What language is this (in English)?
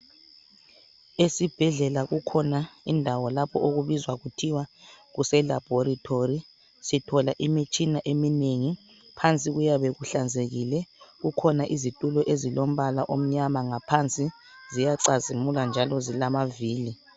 North Ndebele